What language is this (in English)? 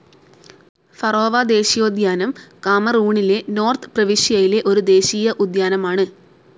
Malayalam